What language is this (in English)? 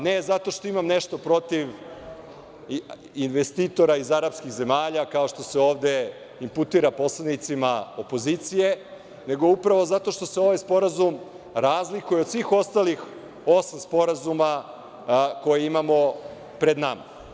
Serbian